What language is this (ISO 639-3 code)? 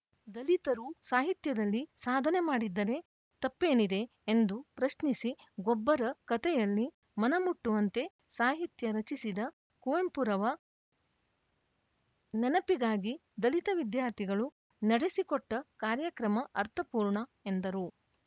kan